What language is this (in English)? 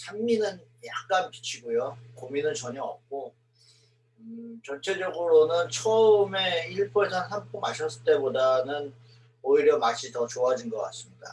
Korean